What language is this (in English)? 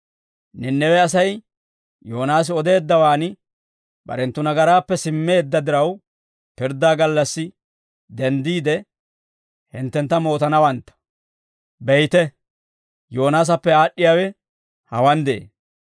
Dawro